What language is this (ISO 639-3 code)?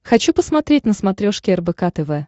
rus